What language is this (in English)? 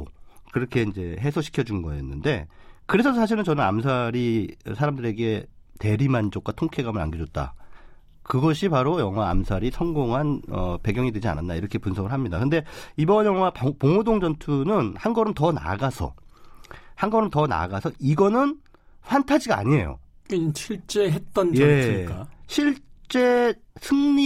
Korean